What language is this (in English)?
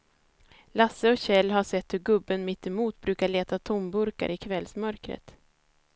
Swedish